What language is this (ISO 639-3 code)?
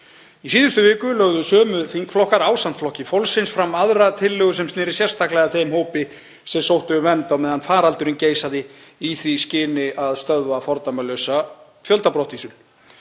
isl